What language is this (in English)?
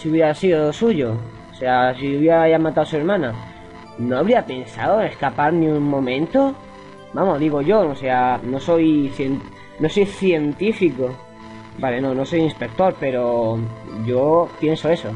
Spanish